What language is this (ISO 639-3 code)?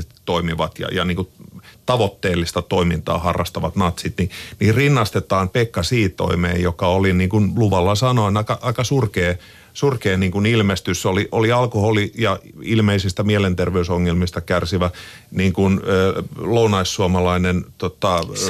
fin